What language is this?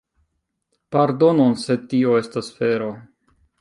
Esperanto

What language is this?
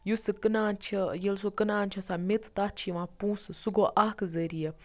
Kashmiri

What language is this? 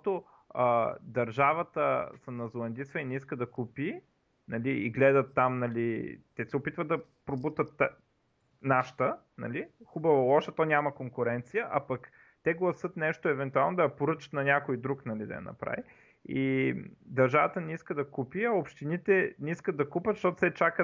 Bulgarian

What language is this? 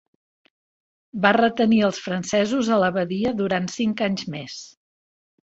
Catalan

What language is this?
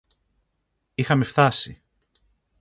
Greek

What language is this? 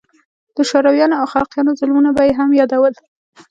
Pashto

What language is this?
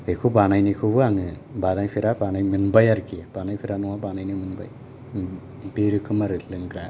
Bodo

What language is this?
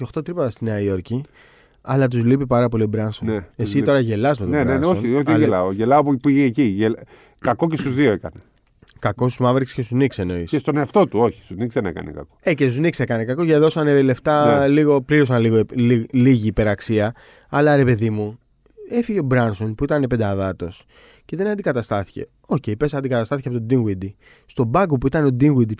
Greek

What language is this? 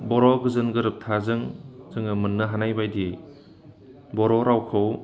Bodo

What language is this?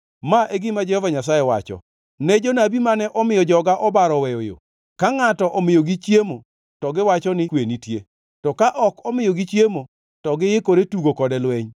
Luo (Kenya and Tanzania)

